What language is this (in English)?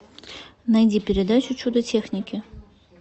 Russian